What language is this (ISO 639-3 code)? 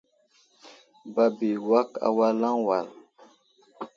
udl